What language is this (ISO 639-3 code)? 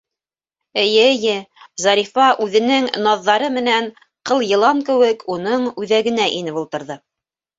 bak